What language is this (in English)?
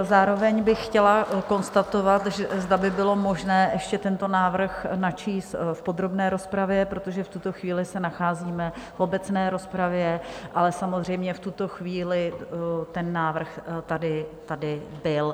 Czech